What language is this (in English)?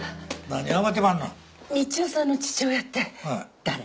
Japanese